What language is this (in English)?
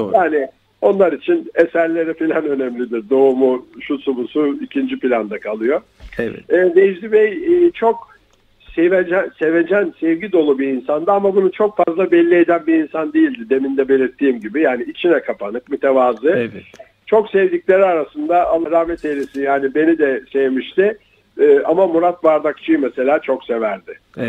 Turkish